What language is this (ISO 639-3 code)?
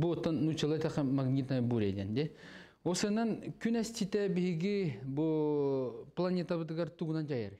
tur